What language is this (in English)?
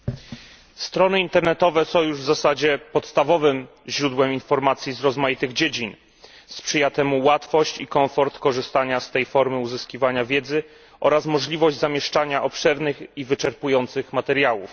Polish